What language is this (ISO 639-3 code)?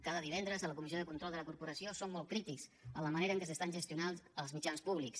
cat